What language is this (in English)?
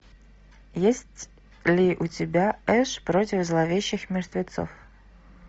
Russian